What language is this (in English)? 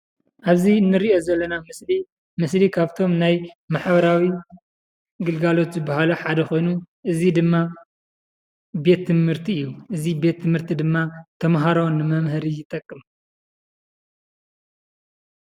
Tigrinya